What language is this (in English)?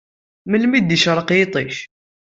Kabyle